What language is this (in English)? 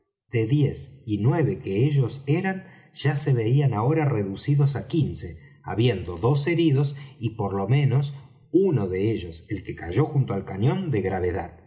Spanish